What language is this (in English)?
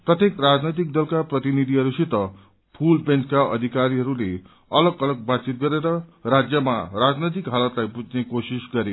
Nepali